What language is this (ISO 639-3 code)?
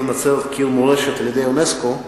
heb